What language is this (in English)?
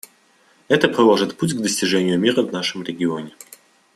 Russian